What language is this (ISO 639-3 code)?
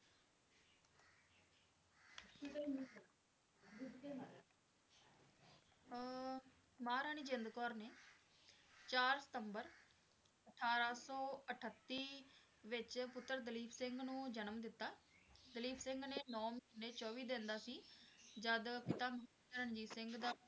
pan